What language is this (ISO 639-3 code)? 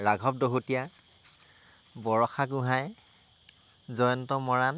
asm